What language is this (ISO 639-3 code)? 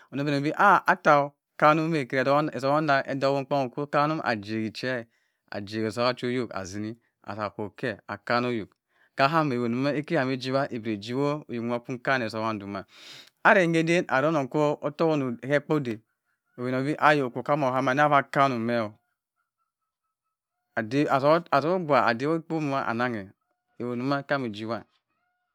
mfn